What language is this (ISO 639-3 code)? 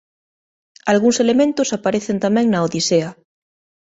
glg